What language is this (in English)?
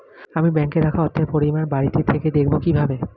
Bangla